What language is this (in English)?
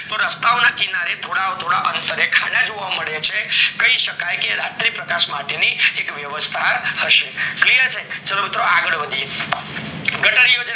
Gujarati